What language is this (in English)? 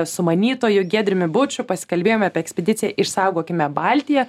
Lithuanian